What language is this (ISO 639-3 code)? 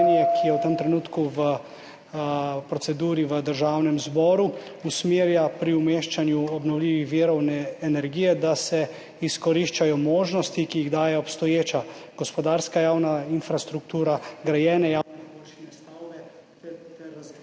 slv